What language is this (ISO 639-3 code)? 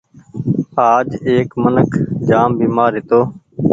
gig